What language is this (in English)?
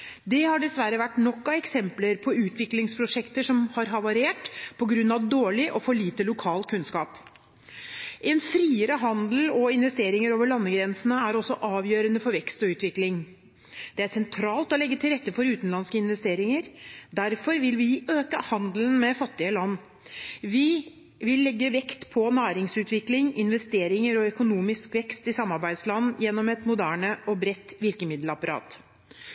Norwegian Bokmål